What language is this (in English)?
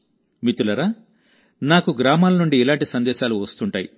Telugu